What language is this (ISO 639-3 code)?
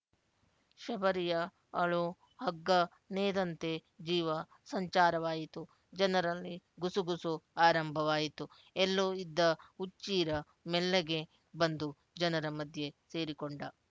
kan